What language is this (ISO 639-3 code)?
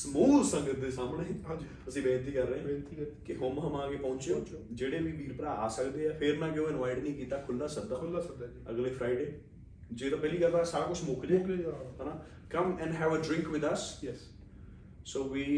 pan